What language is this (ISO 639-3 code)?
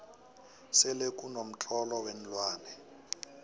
nbl